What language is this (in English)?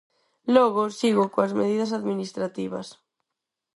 Galician